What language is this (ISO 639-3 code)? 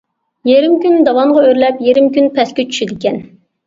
uig